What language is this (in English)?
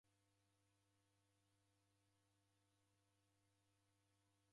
Taita